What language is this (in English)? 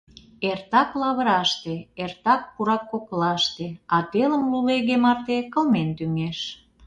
Mari